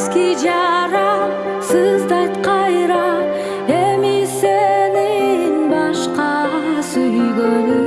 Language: Turkish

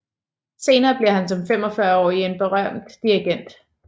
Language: Danish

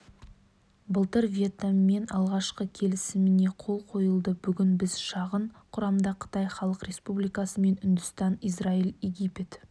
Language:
Kazakh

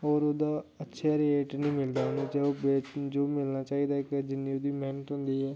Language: Dogri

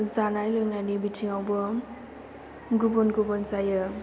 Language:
Bodo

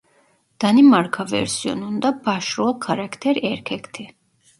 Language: Turkish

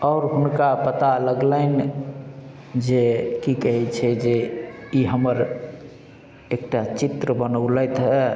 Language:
Maithili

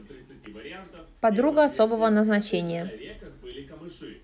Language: Russian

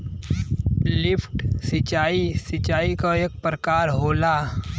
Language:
Bhojpuri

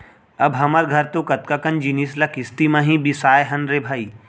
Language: Chhattisgarhi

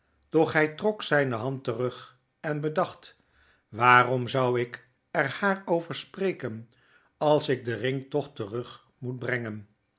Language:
Dutch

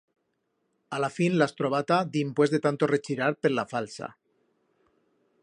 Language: Aragonese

